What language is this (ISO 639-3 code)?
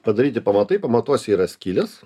lit